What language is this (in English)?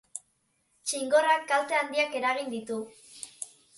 Basque